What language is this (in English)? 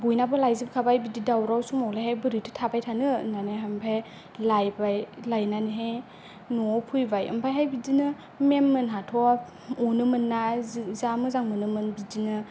Bodo